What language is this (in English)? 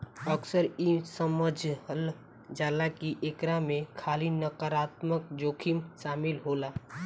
Bhojpuri